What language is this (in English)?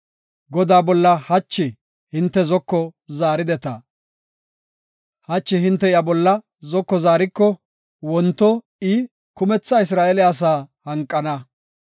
Gofa